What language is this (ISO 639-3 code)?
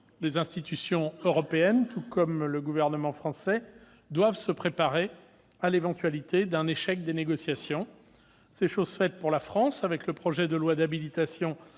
fra